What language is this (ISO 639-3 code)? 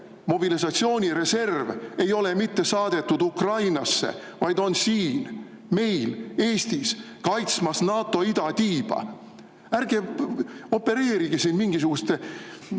est